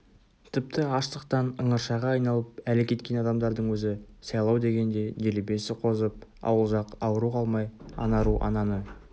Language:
Kazakh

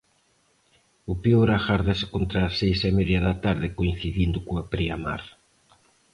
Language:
Galician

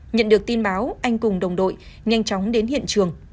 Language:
Vietnamese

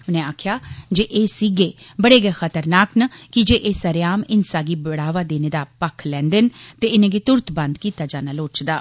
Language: Dogri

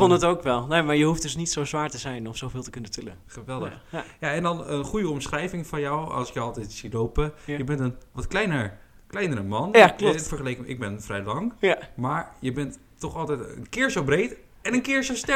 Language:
Dutch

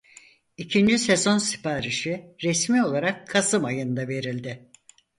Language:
Turkish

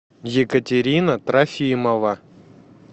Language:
Russian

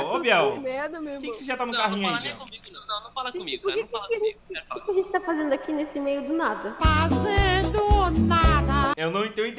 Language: Portuguese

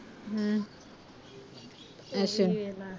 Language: Punjabi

